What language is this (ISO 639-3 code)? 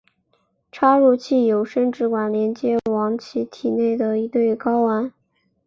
zho